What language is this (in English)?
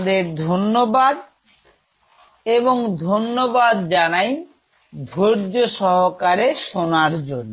Bangla